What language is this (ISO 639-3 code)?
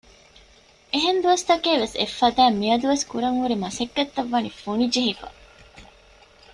div